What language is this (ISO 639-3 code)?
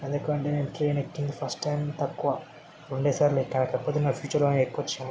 tel